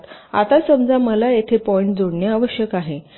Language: Marathi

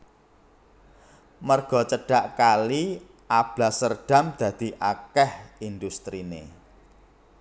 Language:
Javanese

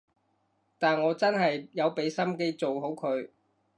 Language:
Cantonese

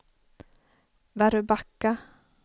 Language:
Swedish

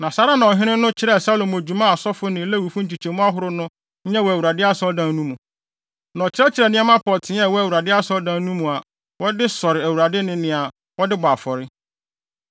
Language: Akan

